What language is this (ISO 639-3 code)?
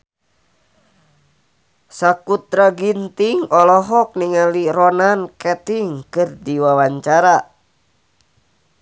sun